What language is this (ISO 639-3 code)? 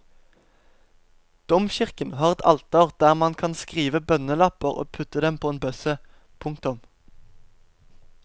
nor